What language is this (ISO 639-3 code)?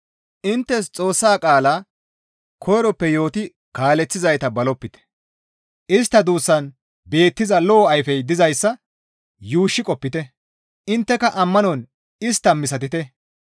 gmv